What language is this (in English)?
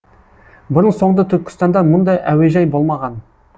Kazakh